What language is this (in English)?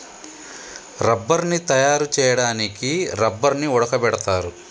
Telugu